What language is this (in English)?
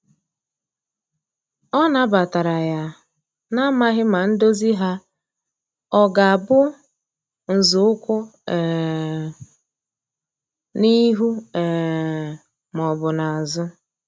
Igbo